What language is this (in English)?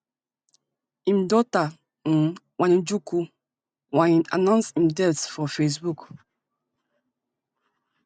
Nigerian Pidgin